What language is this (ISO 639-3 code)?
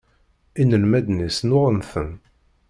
kab